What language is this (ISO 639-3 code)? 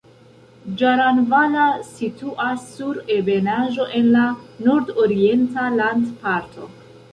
epo